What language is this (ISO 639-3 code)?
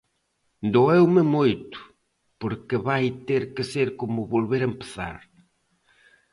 glg